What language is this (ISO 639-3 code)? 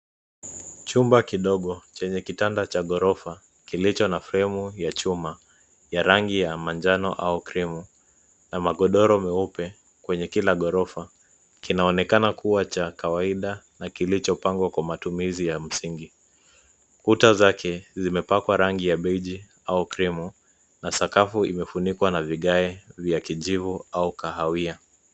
swa